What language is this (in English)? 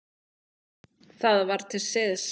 Icelandic